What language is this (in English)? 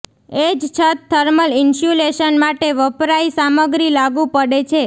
Gujarati